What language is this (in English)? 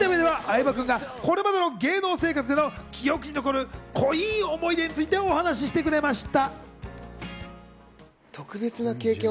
Japanese